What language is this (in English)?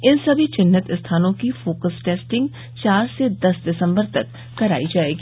Hindi